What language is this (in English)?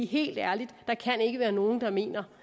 Danish